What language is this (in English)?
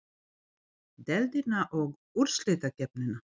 Icelandic